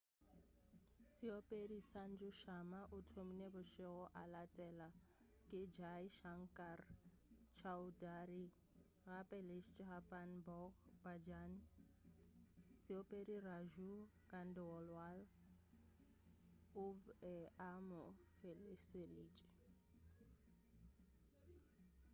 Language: Northern Sotho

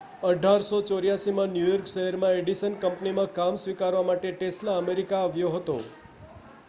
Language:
Gujarati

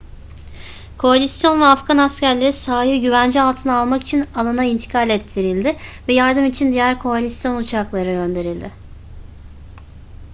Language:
Turkish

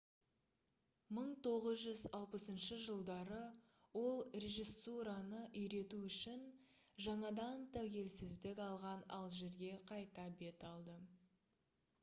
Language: Kazakh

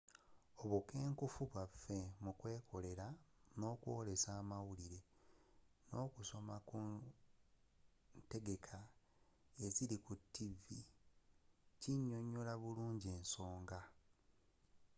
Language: Ganda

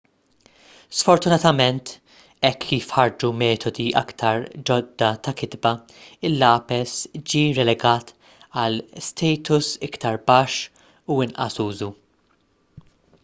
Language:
Maltese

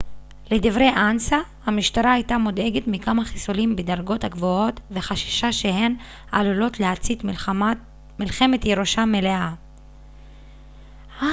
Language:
Hebrew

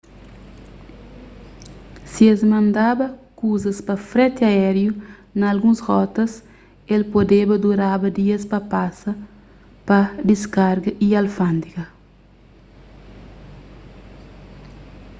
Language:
Kabuverdianu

